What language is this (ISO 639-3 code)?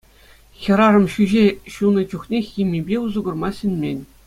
chv